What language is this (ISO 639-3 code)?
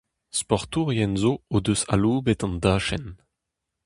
bre